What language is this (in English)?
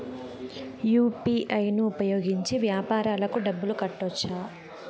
Telugu